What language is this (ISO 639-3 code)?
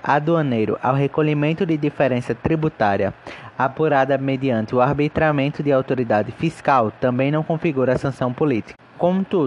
por